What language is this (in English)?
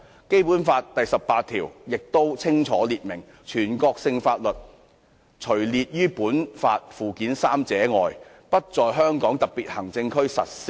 Cantonese